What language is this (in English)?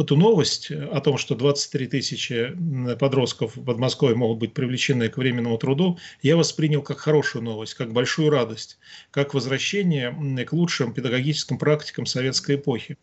Russian